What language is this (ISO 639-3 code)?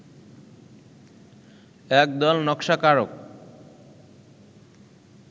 ben